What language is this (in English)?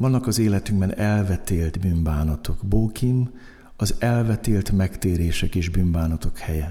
Hungarian